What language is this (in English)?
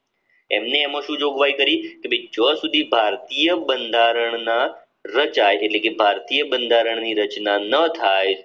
Gujarati